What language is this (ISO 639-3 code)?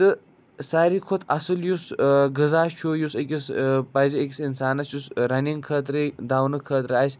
kas